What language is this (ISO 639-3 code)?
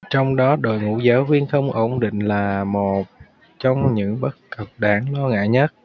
vie